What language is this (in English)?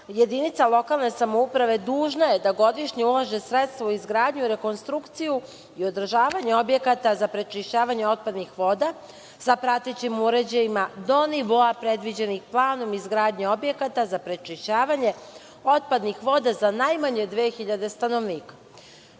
Serbian